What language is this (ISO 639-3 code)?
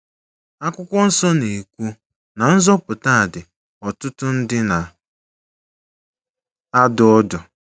ibo